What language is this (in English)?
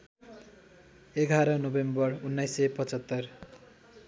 Nepali